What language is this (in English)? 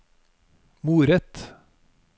Norwegian